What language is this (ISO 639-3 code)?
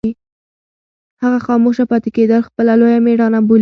pus